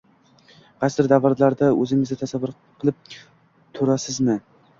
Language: Uzbek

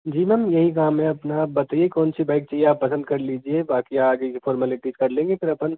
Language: Hindi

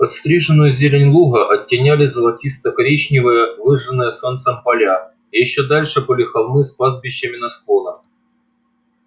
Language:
Russian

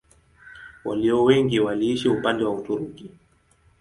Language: Swahili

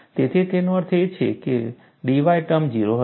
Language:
Gujarati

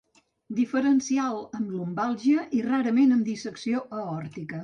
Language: Catalan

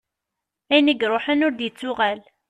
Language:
Kabyle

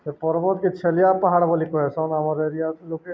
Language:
Odia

